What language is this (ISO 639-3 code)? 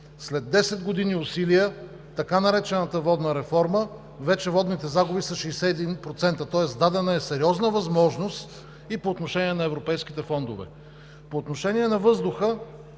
bul